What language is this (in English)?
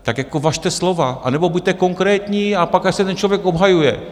Czech